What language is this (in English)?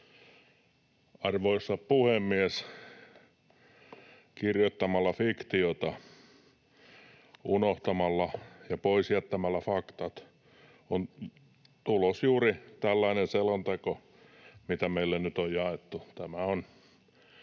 Finnish